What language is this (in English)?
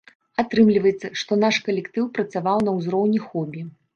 Belarusian